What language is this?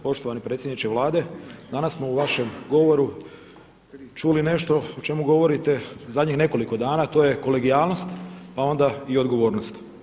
Croatian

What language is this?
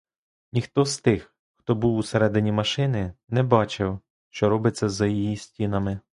Ukrainian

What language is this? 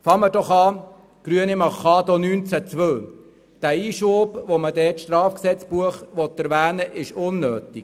Swiss German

